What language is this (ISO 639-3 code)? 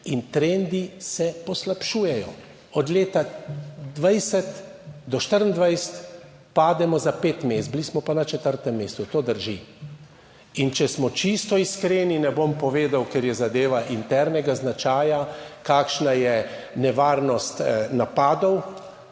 slv